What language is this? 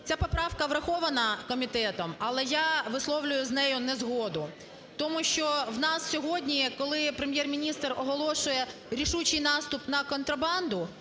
Ukrainian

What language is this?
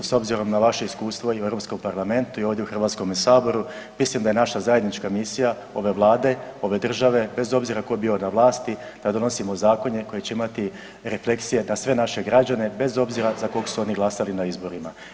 Croatian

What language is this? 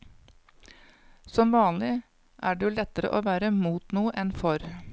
Norwegian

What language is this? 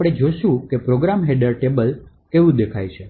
Gujarati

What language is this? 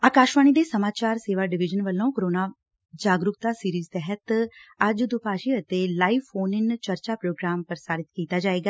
Punjabi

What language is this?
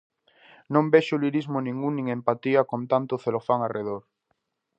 Galician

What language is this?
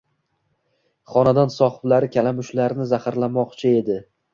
Uzbek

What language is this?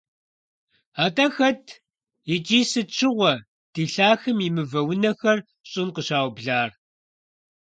Kabardian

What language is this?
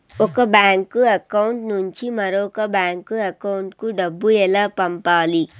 Telugu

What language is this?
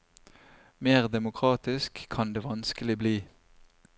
Norwegian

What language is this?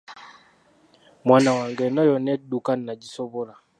Ganda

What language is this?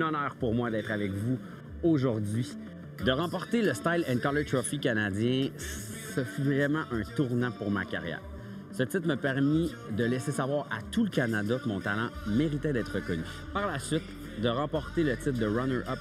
French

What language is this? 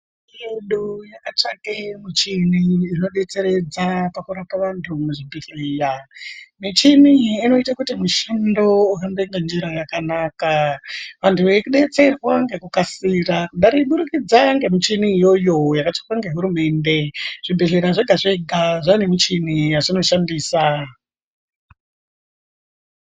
Ndau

